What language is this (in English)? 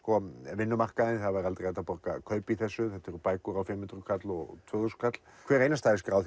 Icelandic